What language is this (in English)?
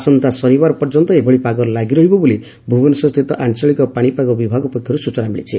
Odia